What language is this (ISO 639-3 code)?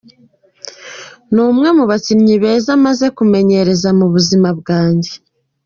kin